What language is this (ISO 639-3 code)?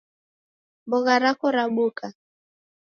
dav